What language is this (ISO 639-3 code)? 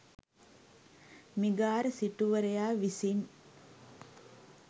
sin